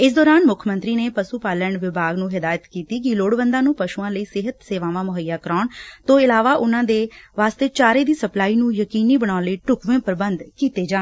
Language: Punjabi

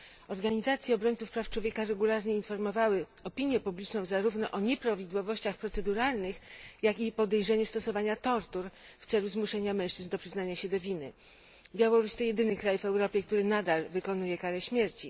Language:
Polish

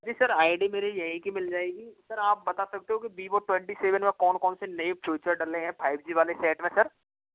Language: Hindi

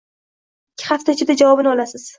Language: Uzbek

